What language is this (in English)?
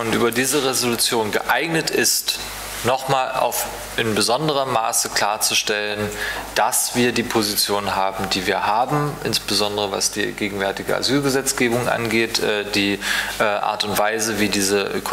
German